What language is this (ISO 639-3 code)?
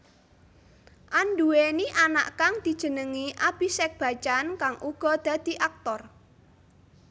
jav